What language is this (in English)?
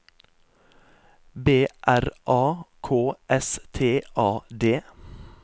Norwegian